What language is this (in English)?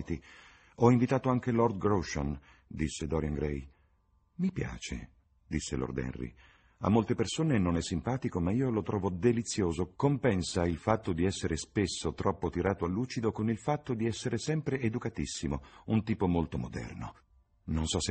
Italian